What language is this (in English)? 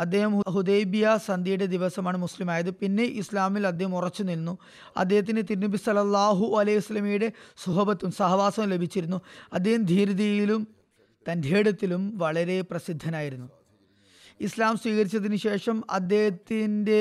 Malayalam